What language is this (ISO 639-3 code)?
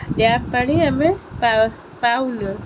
ori